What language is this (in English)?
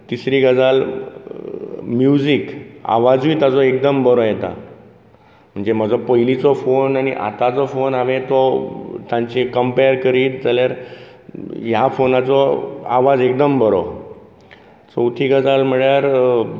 Konkani